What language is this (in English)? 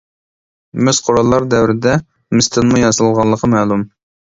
Uyghur